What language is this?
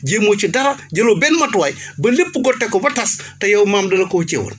Wolof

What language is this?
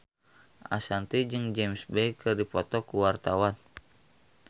Sundanese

